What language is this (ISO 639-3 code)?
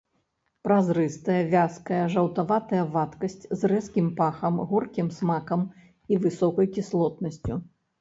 bel